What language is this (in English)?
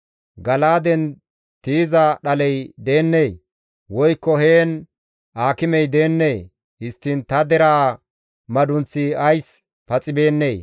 Gamo